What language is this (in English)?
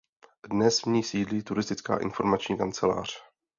Czech